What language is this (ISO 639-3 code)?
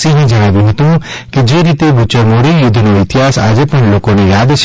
guj